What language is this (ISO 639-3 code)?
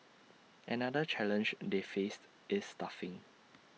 eng